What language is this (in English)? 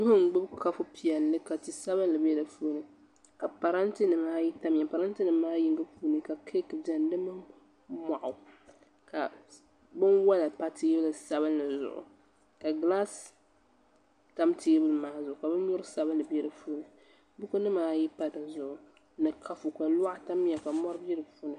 Dagbani